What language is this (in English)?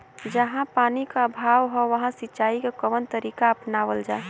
Bhojpuri